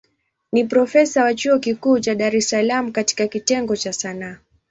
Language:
Swahili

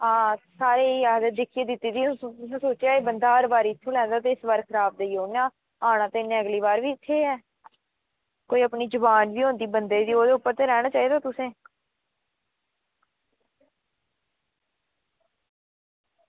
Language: Dogri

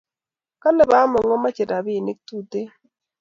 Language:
Kalenjin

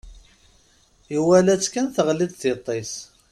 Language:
Kabyle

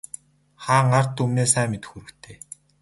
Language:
Mongolian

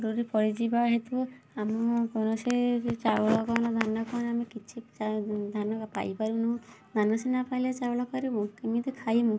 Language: Odia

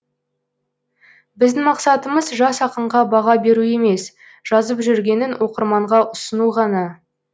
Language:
Kazakh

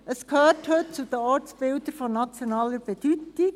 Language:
Swiss German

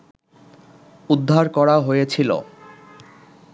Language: Bangla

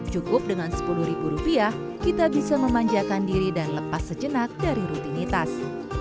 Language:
Indonesian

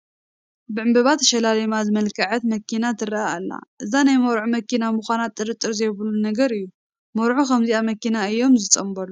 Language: Tigrinya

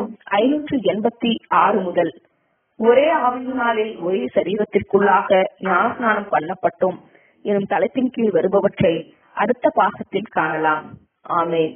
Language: Arabic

